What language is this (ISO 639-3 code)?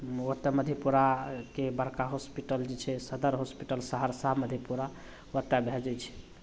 mai